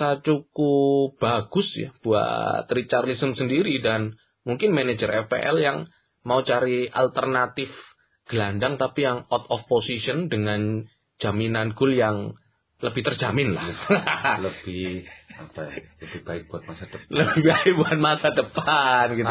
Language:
Indonesian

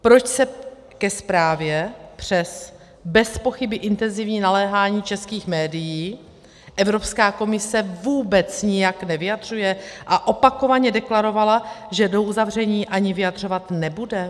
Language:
Czech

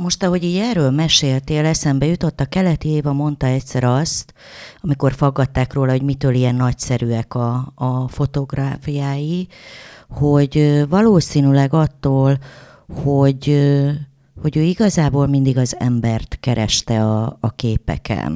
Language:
Hungarian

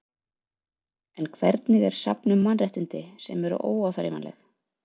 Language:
Icelandic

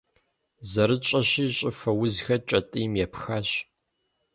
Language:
Kabardian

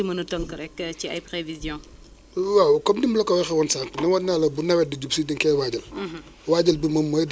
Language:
Wolof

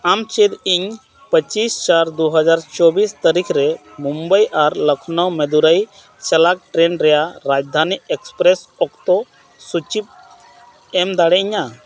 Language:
Santali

